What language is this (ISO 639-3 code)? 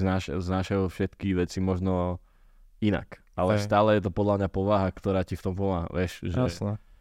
slk